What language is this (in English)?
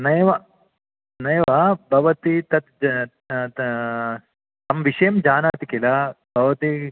Sanskrit